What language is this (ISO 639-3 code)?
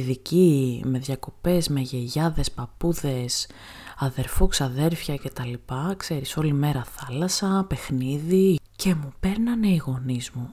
ell